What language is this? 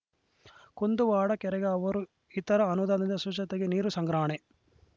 Kannada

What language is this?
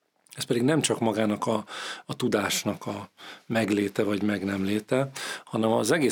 Hungarian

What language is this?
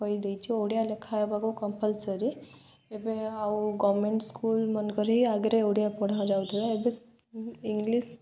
Odia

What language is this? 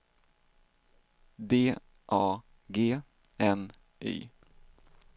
Swedish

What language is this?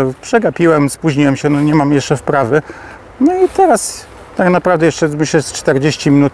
Polish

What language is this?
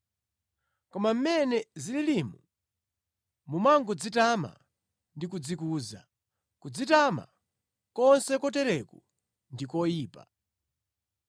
Nyanja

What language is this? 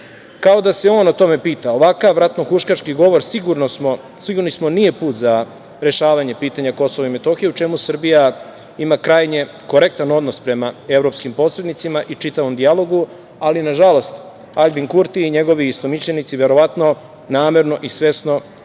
Serbian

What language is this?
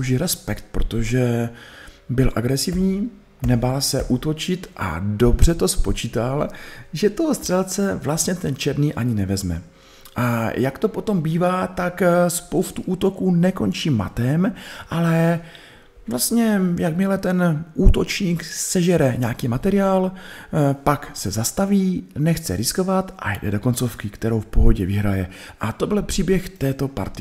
Czech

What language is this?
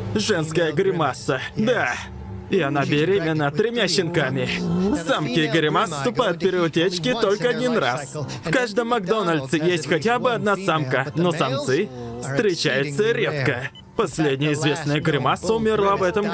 Russian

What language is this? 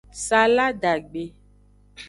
Aja (Benin)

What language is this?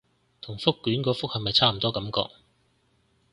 Cantonese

